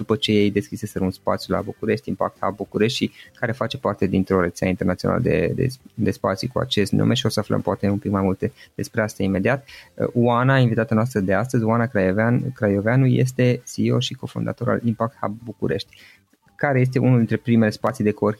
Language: Romanian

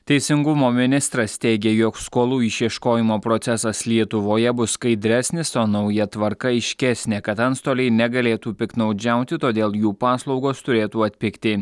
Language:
Lithuanian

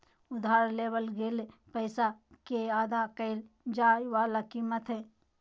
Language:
Magahi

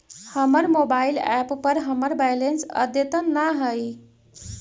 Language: Magahi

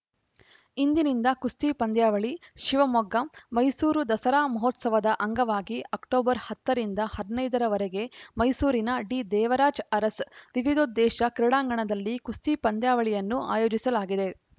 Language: Kannada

